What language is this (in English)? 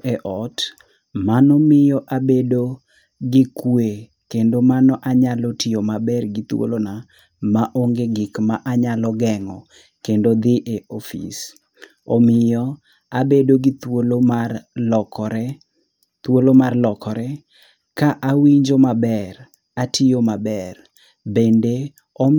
Luo (Kenya and Tanzania)